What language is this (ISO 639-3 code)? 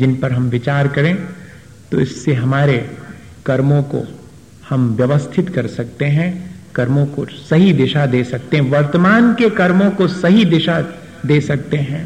hin